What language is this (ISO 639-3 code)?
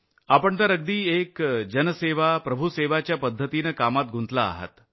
mar